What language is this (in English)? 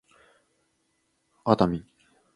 Japanese